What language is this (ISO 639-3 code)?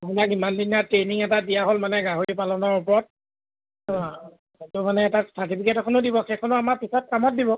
asm